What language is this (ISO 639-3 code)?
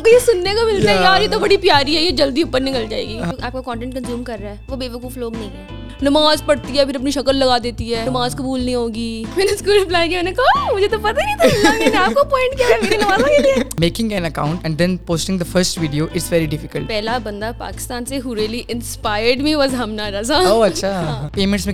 urd